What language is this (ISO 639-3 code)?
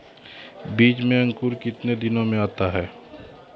mai